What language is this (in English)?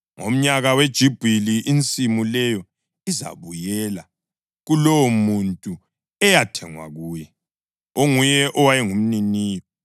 North Ndebele